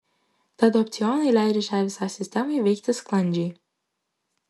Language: Lithuanian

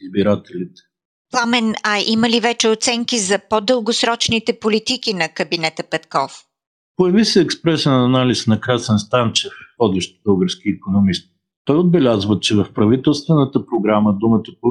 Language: Bulgarian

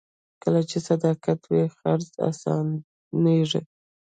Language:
Pashto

